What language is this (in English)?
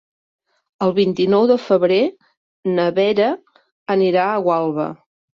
Catalan